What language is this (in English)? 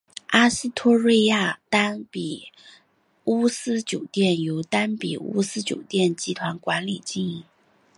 Chinese